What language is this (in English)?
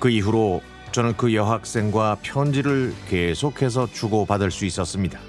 Korean